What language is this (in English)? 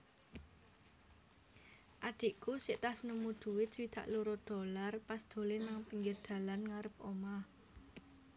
Javanese